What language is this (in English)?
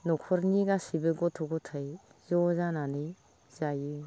Bodo